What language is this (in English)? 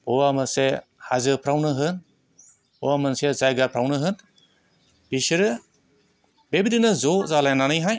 Bodo